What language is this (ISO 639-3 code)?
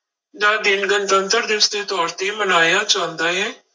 pan